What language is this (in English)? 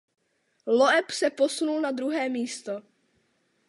Czech